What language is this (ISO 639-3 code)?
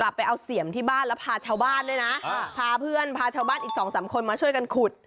tha